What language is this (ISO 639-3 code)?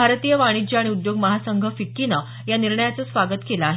mar